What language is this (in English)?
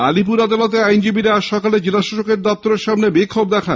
Bangla